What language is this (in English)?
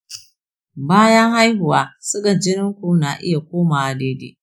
Hausa